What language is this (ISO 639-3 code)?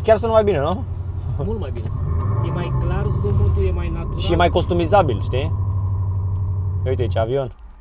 ron